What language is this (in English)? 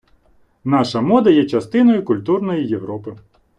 Ukrainian